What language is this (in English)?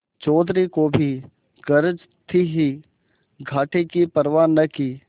Hindi